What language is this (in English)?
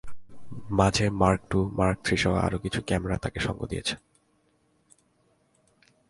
Bangla